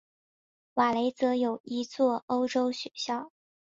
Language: Chinese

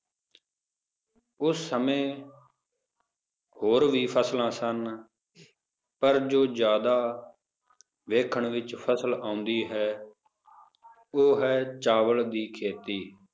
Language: Punjabi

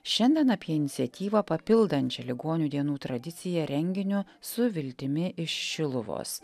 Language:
Lithuanian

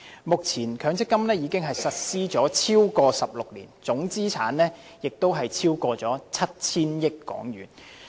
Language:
Cantonese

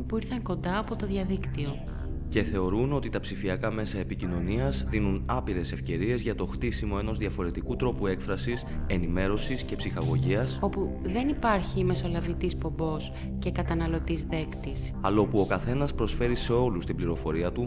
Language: Greek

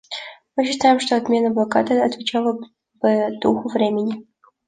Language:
Russian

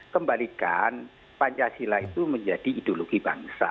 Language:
Indonesian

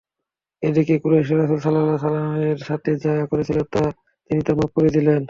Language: Bangla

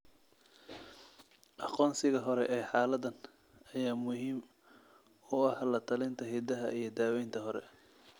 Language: Somali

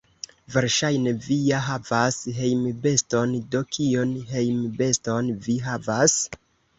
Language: Esperanto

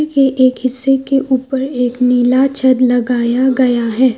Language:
Hindi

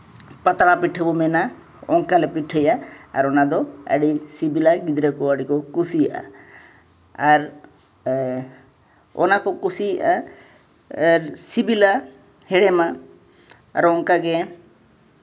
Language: Santali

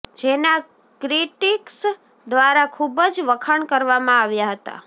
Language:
Gujarati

